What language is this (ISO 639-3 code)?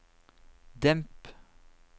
nor